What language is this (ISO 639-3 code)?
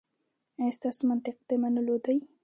pus